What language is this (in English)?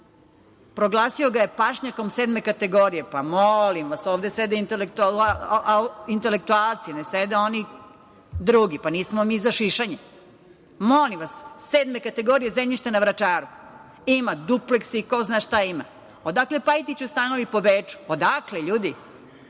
Serbian